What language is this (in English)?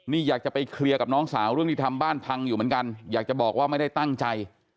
Thai